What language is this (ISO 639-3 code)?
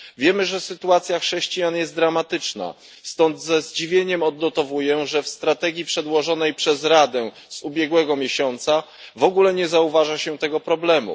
pol